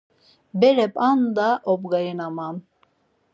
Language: Laz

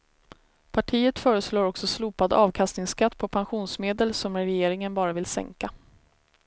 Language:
Swedish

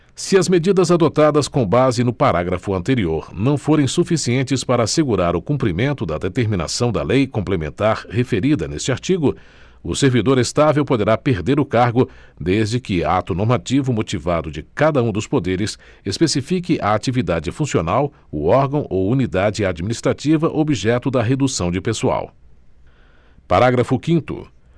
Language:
Portuguese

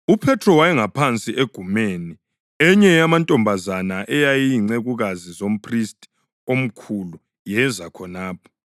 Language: North Ndebele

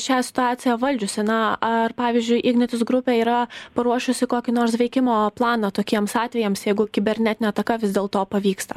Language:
Lithuanian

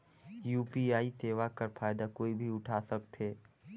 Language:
Chhattisgarhi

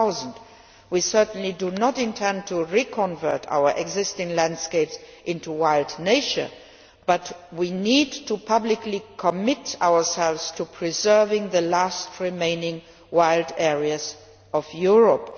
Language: English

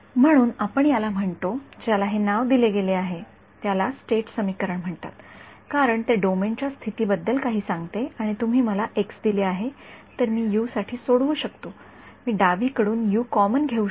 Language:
Marathi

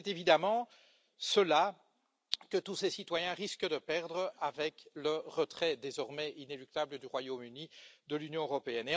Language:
French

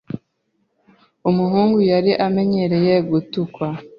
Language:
Kinyarwanda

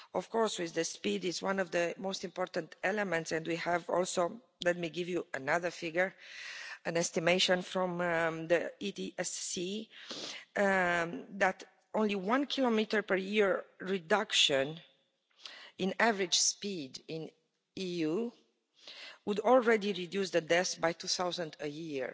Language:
English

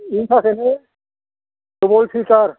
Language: Bodo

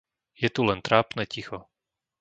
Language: Slovak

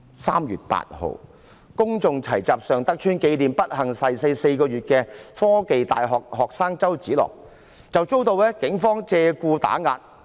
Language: Cantonese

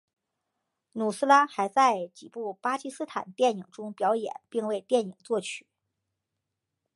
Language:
Chinese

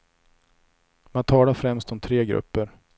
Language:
Swedish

